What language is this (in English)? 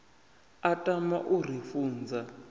Venda